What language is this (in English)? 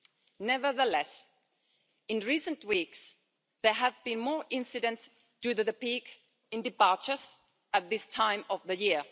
English